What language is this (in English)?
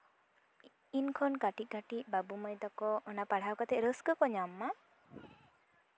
Santali